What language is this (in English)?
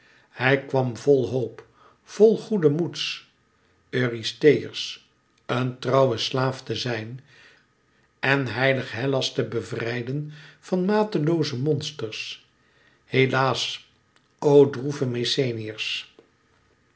Dutch